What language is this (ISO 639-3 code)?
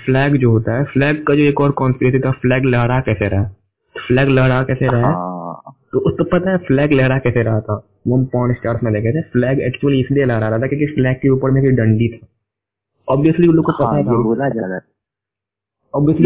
hin